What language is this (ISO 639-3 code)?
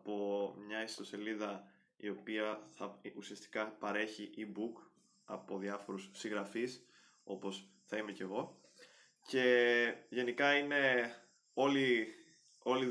ell